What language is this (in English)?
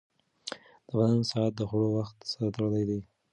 Pashto